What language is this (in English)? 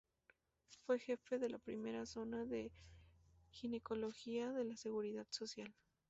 Spanish